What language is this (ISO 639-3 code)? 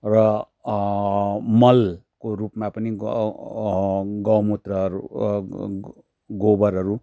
nep